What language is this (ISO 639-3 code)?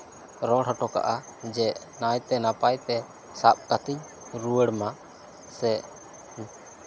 sat